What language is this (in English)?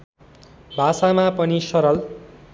Nepali